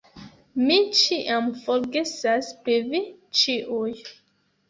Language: Esperanto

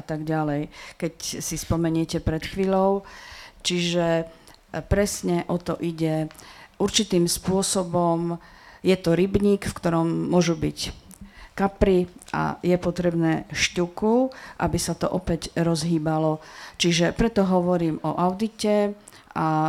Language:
Slovak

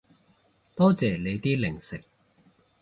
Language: Cantonese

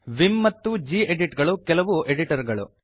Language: Kannada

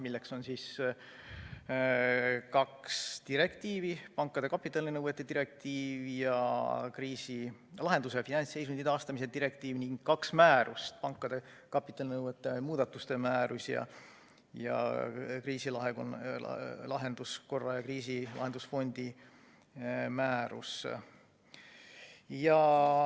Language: Estonian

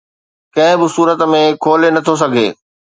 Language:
Sindhi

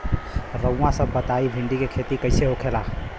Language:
Bhojpuri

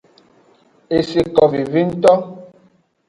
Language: Aja (Benin)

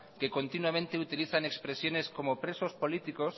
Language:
Spanish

